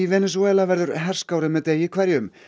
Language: Icelandic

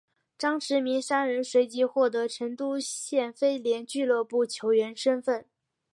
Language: Chinese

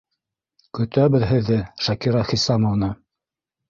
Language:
Bashkir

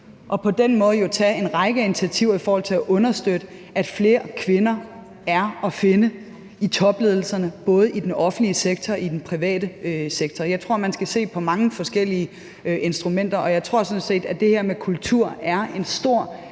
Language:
Danish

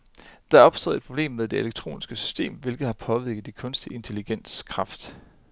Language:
Danish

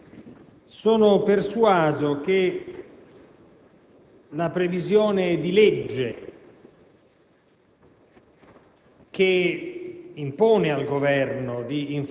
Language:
Italian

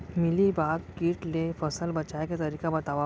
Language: Chhattisgarhi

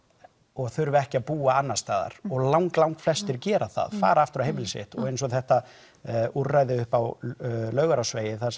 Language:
Icelandic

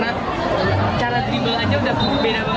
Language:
Indonesian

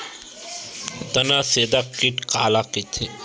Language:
Chhattisgarhi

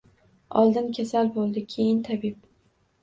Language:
Uzbek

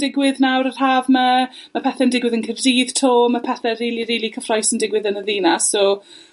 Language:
Welsh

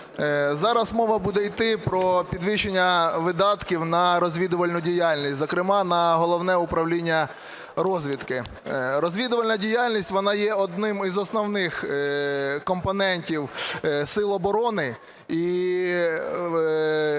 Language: Ukrainian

